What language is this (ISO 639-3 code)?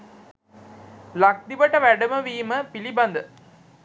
sin